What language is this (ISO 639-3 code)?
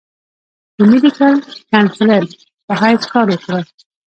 pus